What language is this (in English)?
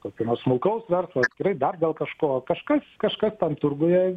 Lithuanian